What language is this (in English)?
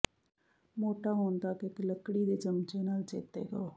Punjabi